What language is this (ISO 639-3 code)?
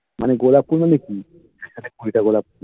ben